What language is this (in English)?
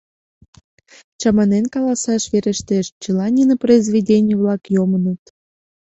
Mari